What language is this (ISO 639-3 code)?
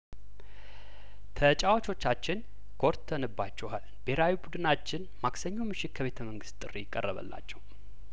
amh